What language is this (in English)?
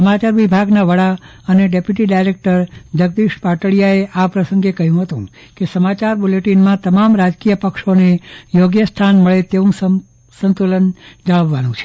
Gujarati